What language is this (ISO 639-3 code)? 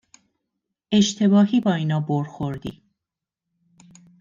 fas